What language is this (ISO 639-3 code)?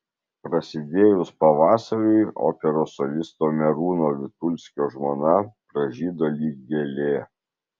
lit